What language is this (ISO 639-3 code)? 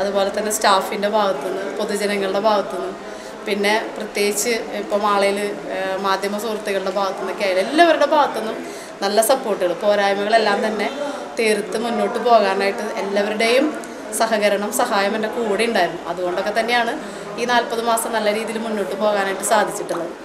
mal